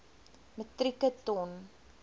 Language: Afrikaans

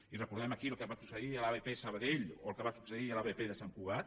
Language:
Catalan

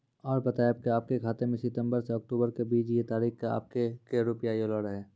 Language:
Maithili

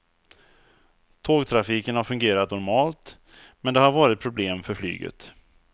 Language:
Swedish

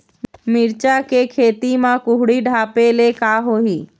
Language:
Chhattisgarhi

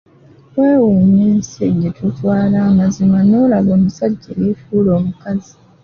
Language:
Ganda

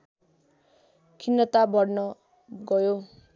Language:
Nepali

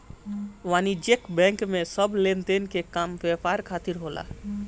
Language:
Bhojpuri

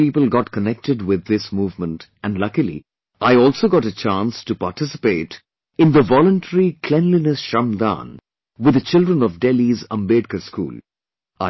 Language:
English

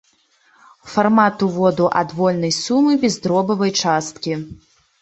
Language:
Belarusian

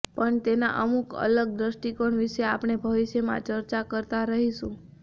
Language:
Gujarati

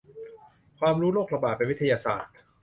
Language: Thai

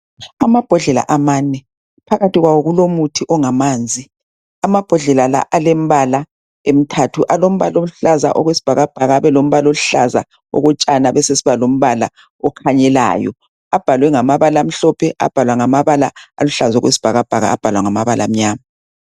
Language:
North Ndebele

